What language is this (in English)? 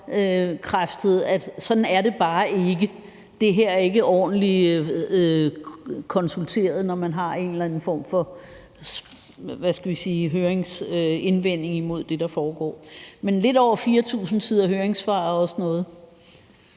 Danish